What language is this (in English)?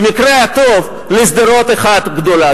Hebrew